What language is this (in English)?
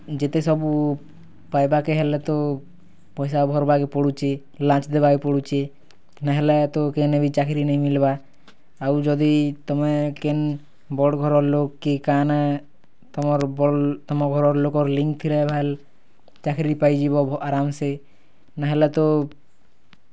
Odia